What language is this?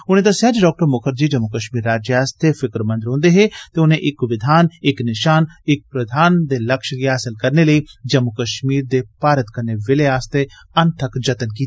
Dogri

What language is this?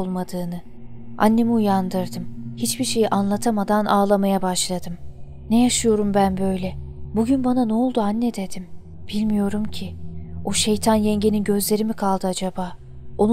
Turkish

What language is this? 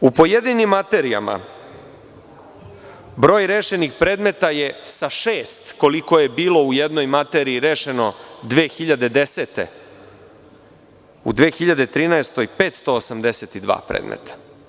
Serbian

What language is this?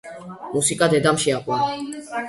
Georgian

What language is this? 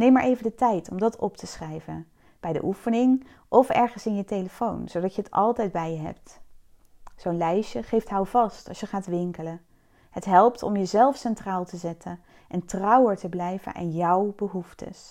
Dutch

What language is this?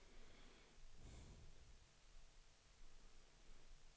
Swedish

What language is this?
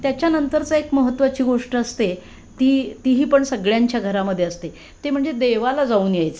Marathi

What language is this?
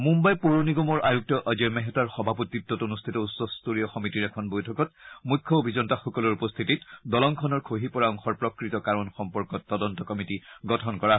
Assamese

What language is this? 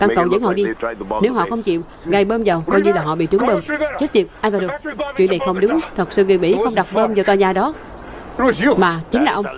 Vietnamese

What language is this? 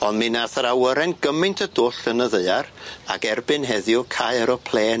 Welsh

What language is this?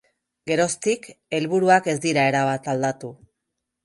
Basque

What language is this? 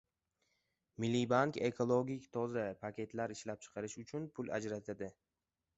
Uzbek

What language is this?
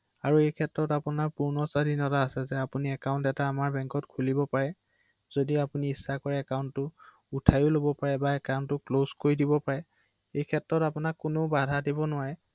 Assamese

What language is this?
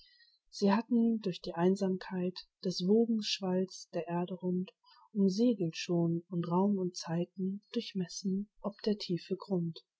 German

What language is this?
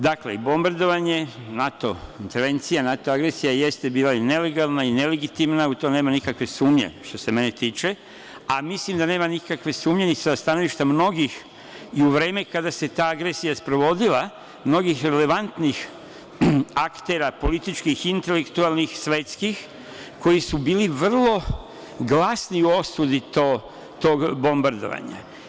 Serbian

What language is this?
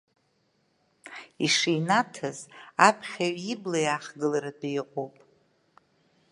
Abkhazian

